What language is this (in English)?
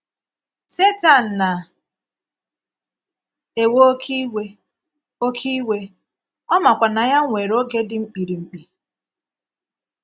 Igbo